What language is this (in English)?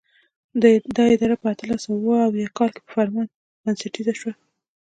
Pashto